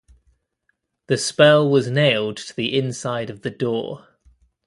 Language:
English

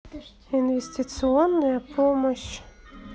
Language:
Russian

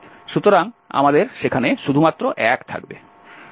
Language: Bangla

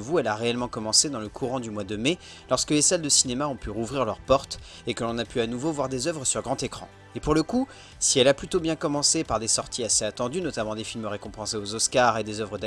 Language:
French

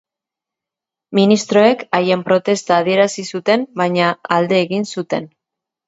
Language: Basque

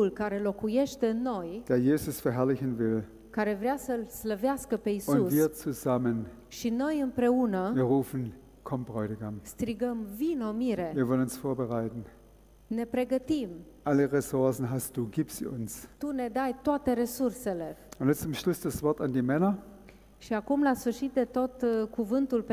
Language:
Romanian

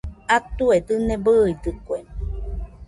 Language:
Nüpode Huitoto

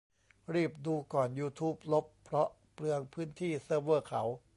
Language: Thai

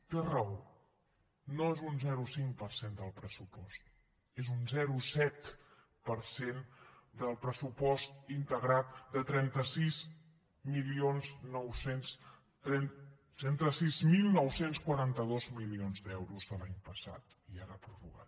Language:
Catalan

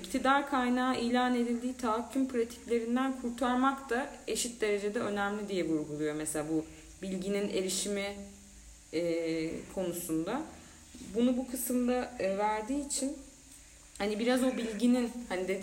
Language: Turkish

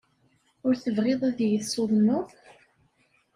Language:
Kabyle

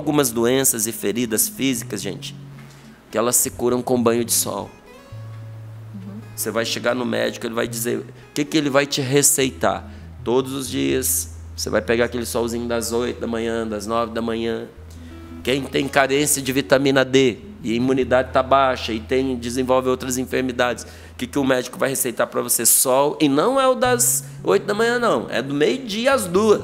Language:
Portuguese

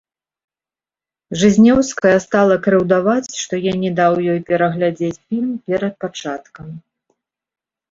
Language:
Belarusian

